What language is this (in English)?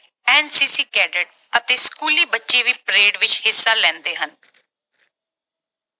Punjabi